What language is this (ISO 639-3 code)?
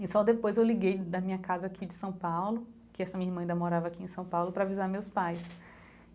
por